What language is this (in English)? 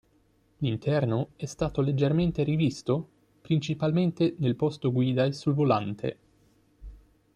Italian